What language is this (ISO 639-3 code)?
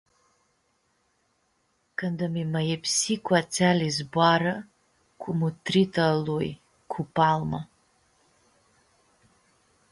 rup